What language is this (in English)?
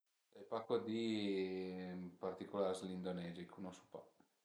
Piedmontese